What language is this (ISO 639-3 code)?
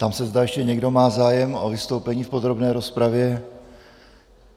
ces